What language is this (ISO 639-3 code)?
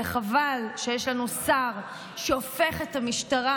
heb